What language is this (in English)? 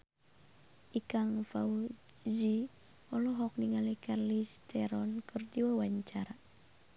Sundanese